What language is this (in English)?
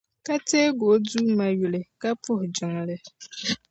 Dagbani